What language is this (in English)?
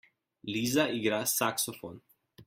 Slovenian